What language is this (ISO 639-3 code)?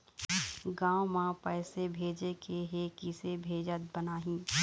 hne